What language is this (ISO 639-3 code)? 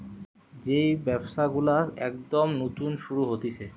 ben